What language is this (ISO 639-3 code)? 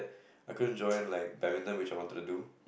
eng